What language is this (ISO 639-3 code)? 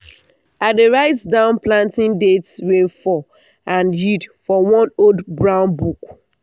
pcm